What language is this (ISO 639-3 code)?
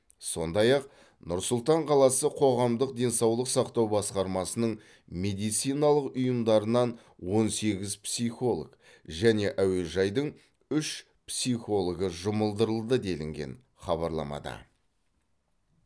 kaz